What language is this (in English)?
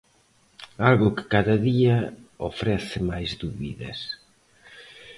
Galician